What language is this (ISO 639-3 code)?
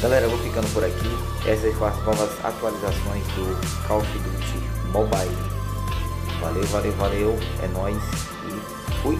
por